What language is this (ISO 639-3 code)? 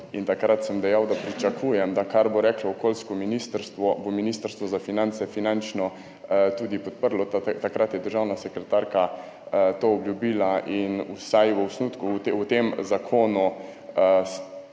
slv